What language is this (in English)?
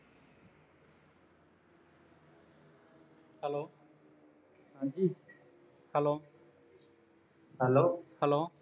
Punjabi